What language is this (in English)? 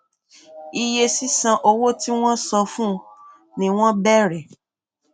Yoruba